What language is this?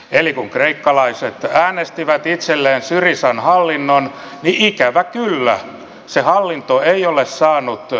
Finnish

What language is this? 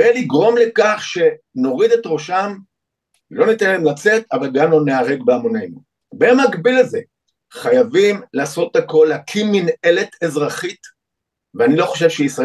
Hebrew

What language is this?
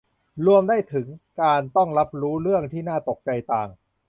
Thai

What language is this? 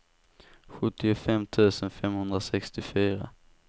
Swedish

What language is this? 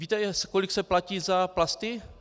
Czech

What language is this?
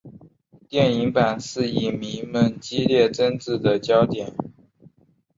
Chinese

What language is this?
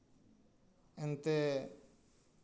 Santali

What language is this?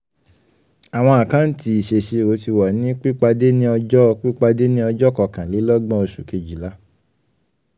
Yoruba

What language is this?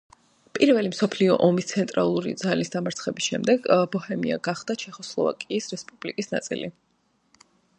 Georgian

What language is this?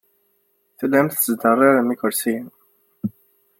Kabyle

